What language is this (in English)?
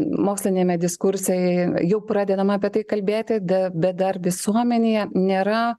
Lithuanian